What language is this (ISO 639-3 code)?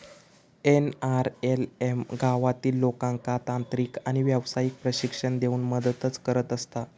mar